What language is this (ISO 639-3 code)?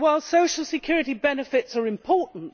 eng